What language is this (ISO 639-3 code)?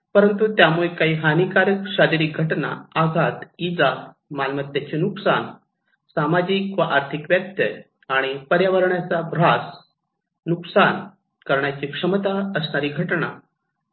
mar